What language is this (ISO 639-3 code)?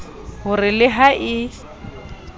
sot